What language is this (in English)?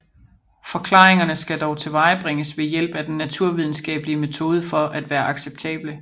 Danish